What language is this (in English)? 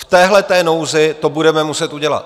Czech